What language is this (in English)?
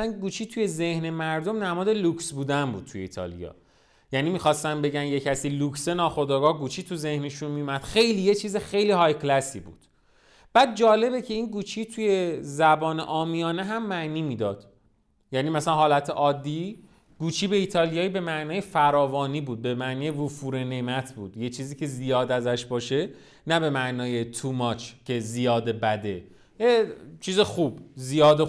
Persian